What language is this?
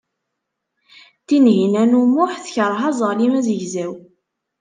Kabyle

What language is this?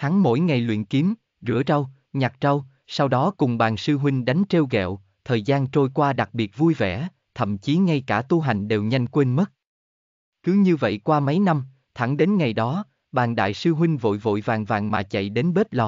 Vietnamese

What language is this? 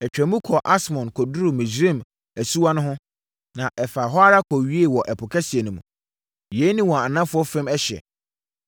Akan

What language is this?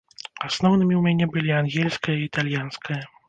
Belarusian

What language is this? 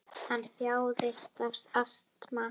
Icelandic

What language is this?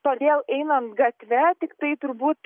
Lithuanian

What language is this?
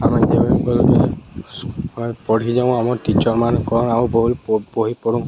Odia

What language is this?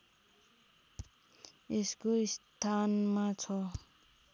Nepali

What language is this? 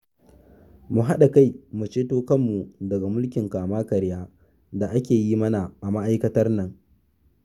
Hausa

